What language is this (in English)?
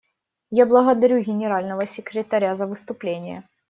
Russian